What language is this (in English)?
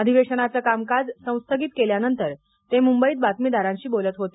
Marathi